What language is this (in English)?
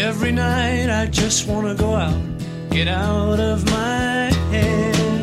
Russian